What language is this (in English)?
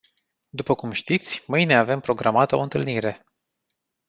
Romanian